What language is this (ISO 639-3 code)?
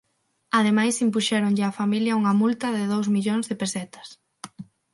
glg